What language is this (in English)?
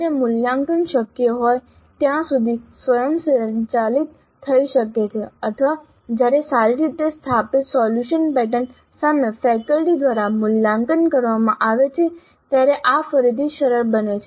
Gujarati